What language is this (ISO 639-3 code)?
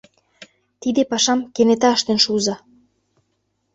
chm